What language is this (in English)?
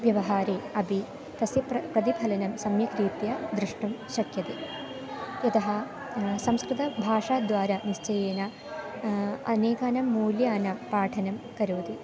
Sanskrit